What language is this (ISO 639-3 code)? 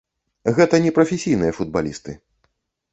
bel